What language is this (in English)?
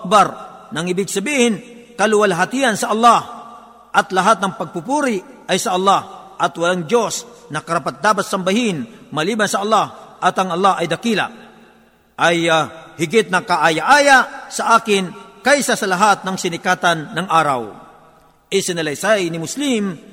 Filipino